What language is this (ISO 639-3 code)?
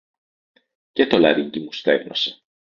ell